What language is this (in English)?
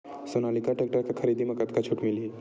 Chhattisgarhi